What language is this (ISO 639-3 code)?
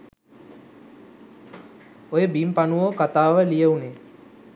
sin